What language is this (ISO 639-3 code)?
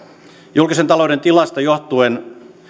fin